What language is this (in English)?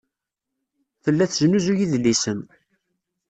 Kabyle